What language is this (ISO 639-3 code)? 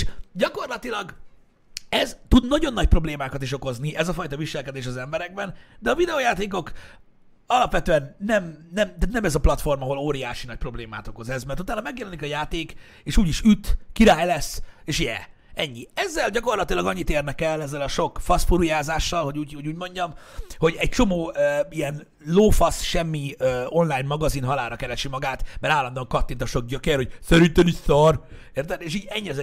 hun